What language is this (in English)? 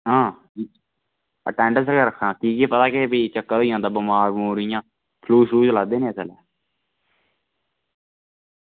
Dogri